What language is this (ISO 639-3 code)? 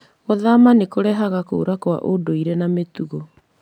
kik